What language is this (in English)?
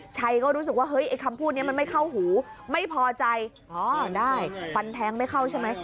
Thai